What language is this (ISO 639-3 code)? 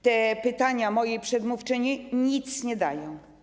pol